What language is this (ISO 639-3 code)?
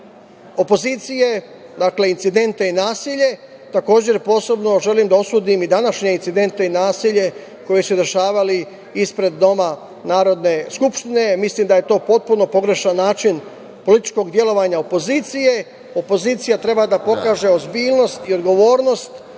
srp